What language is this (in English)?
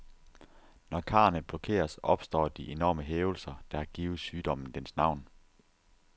Danish